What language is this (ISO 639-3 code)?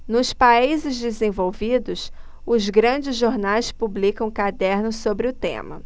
por